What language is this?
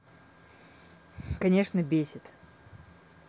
Russian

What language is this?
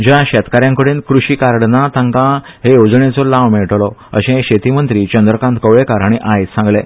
Konkani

